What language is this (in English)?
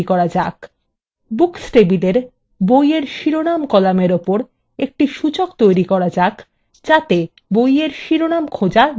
Bangla